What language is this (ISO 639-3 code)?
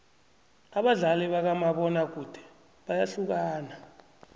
nbl